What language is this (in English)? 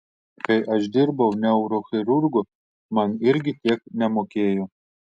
Lithuanian